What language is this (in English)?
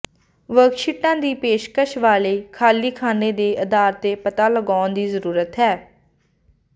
Punjabi